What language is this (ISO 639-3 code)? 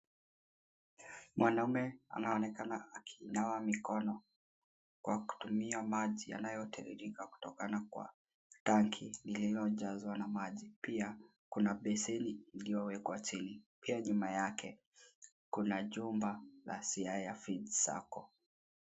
swa